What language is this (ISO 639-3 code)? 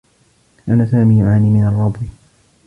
ara